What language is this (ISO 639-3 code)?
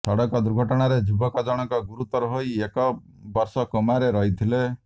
ori